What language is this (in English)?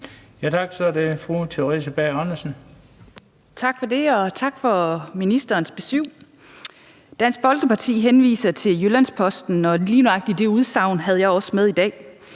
Danish